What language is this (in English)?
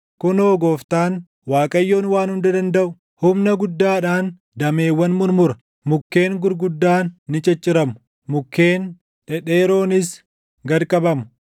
Oromo